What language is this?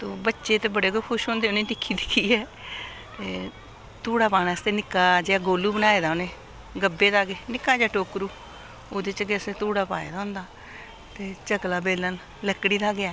Dogri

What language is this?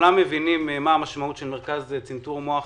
Hebrew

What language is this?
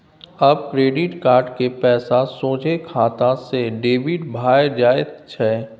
Maithili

